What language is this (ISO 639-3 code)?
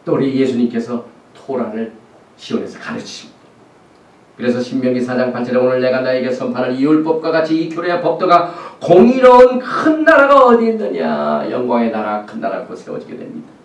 kor